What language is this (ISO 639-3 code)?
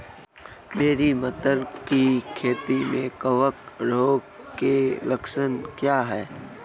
hin